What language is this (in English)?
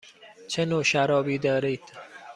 Persian